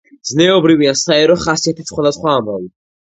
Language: Georgian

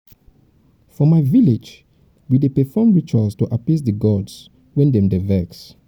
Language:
Nigerian Pidgin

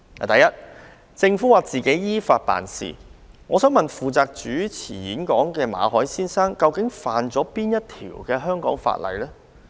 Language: Cantonese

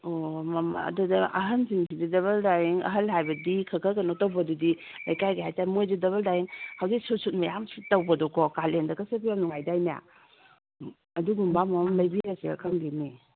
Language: Manipuri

